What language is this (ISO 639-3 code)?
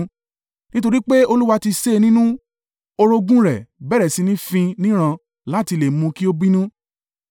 yor